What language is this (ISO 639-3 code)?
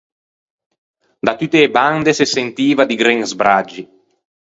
lij